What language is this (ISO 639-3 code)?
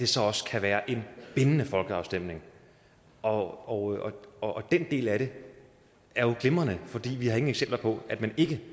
dan